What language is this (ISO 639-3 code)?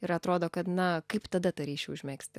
lit